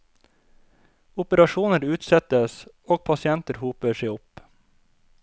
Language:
Norwegian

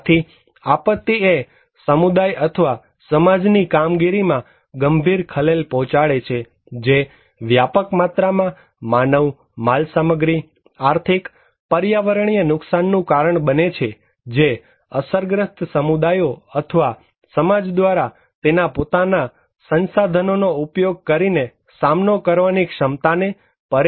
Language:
Gujarati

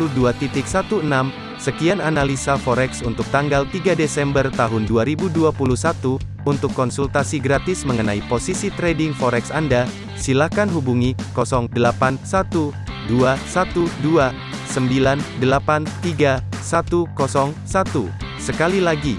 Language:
Indonesian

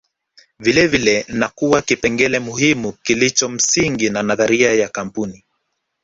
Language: Swahili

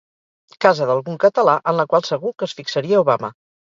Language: Catalan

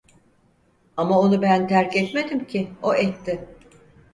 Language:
Turkish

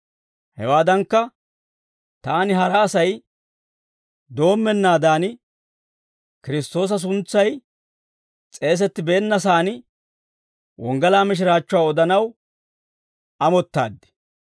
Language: Dawro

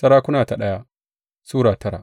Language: Hausa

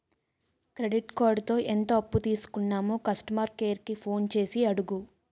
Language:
Telugu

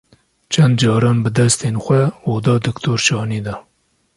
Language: Kurdish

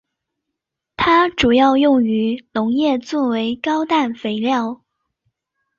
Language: Chinese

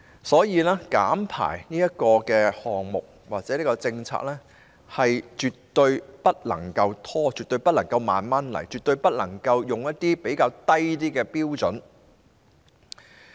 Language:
Cantonese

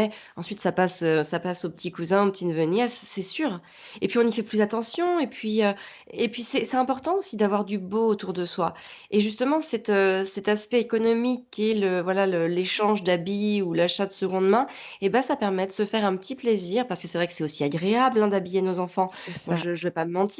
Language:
French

